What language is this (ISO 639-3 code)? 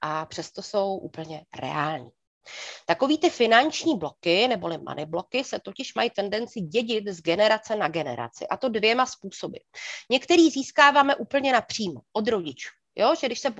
ces